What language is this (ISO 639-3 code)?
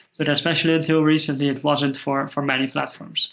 eng